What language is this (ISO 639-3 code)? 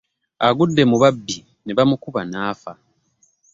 lug